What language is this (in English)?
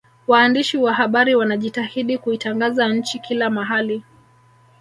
Swahili